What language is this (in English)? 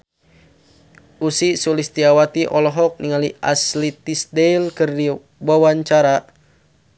Sundanese